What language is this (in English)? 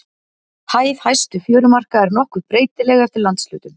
Icelandic